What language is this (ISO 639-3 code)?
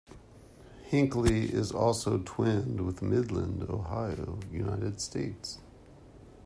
eng